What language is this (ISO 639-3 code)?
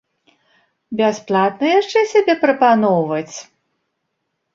bel